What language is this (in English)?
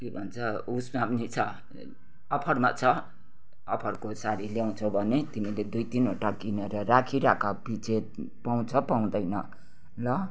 Nepali